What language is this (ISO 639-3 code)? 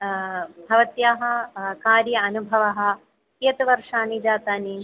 san